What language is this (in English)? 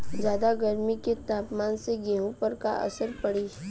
Bhojpuri